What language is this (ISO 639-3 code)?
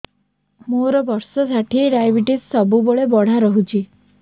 ori